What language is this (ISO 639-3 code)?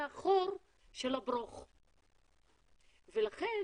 heb